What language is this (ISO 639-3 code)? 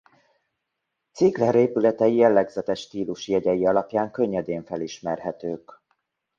hun